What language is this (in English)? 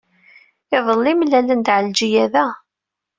Kabyle